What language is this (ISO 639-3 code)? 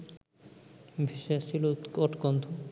ben